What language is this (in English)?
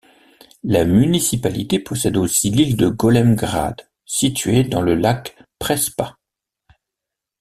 French